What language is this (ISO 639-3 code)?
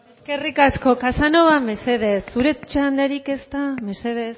eus